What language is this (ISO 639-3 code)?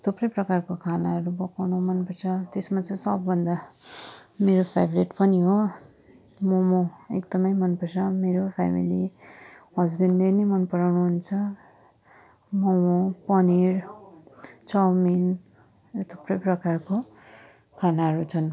nep